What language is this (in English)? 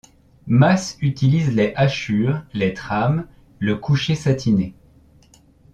French